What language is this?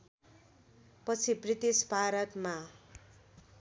Nepali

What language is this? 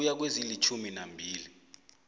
South Ndebele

